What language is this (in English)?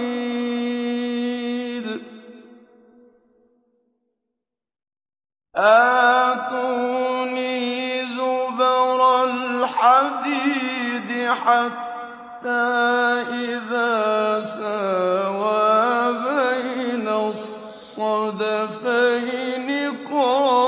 Arabic